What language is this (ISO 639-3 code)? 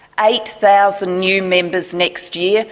eng